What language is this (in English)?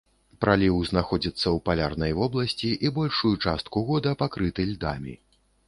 Belarusian